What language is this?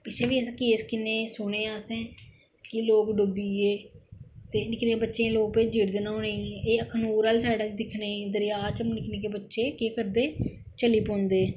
Dogri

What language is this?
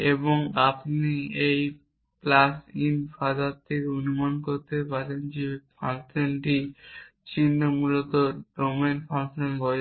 Bangla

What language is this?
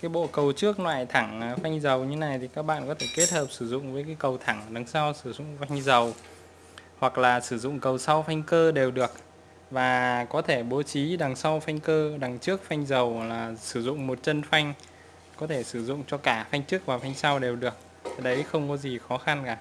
Vietnamese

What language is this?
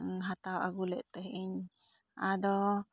Santali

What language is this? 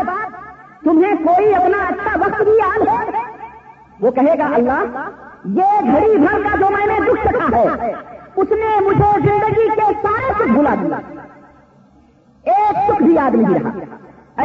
Urdu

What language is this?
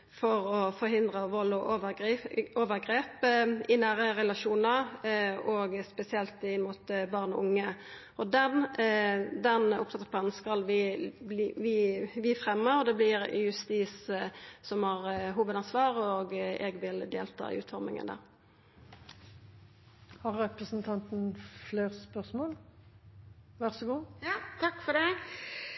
Norwegian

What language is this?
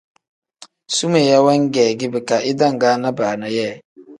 Tem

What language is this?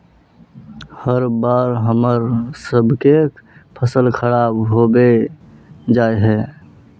Magahi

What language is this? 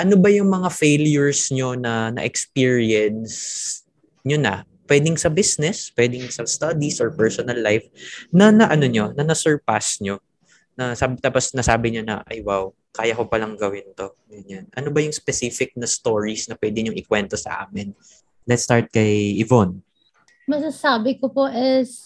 Filipino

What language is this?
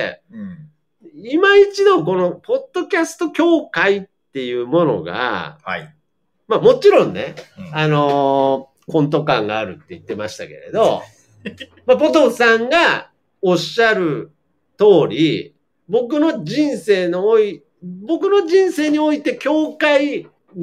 Japanese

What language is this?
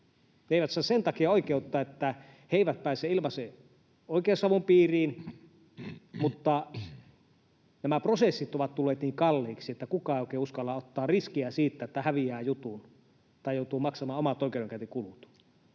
Finnish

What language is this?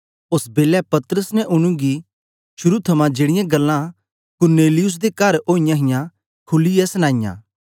Dogri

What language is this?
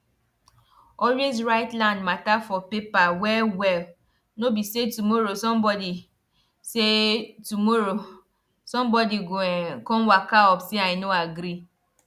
Nigerian Pidgin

